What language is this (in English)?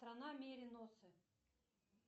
Russian